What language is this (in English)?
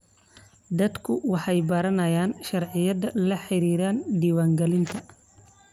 Somali